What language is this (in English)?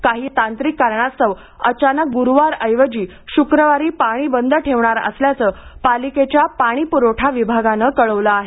Marathi